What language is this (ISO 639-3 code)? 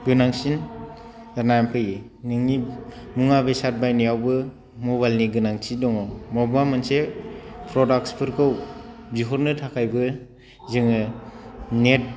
brx